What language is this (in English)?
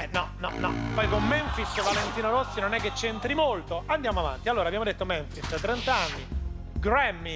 Italian